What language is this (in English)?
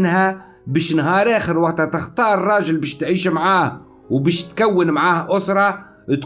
Arabic